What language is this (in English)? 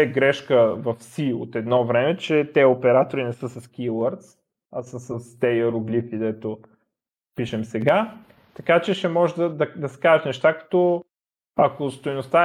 Bulgarian